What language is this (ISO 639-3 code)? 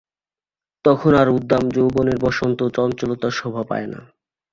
ben